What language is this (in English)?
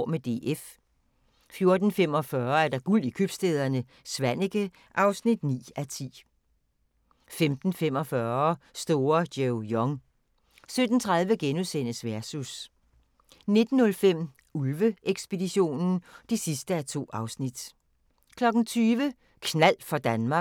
Danish